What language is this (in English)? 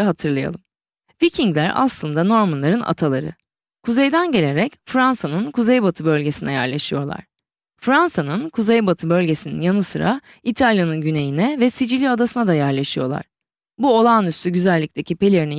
Turkish